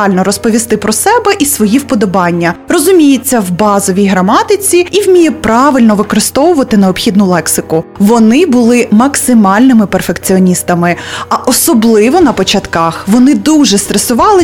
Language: Ukrainian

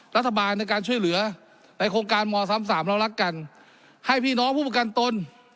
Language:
Thai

